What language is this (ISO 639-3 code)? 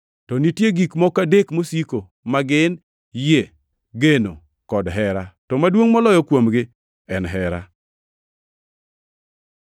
luo